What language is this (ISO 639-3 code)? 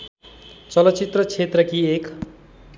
nep